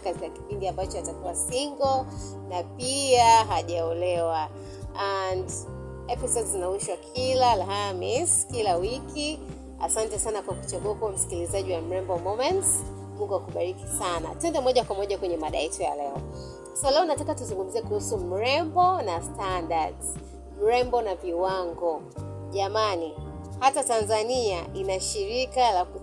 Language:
Swahili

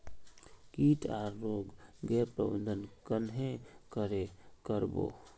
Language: Magahi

